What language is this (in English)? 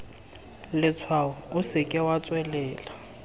Tswana